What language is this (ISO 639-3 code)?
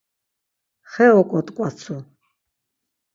lzz